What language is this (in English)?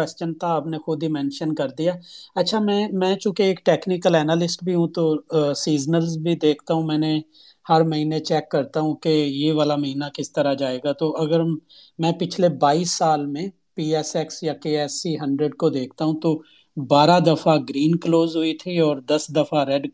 Urdu